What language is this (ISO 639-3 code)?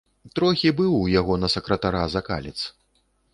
bel